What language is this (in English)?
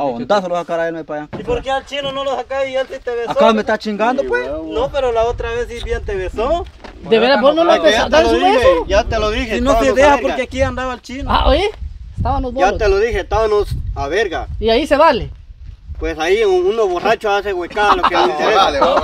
Spanish